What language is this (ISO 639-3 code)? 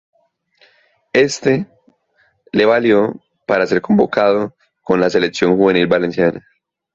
spa